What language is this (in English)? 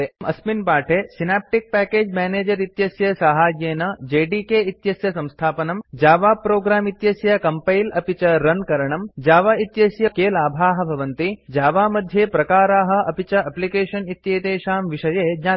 Sanskrit